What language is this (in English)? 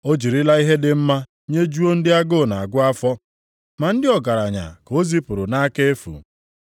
Igbo